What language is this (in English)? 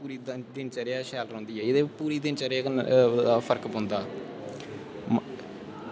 Dogri